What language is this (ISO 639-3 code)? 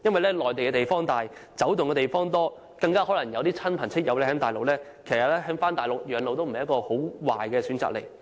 yue